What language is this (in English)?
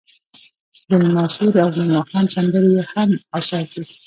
Pashto